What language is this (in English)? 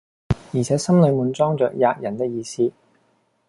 Cantonese